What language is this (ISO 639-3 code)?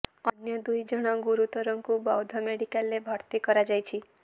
ori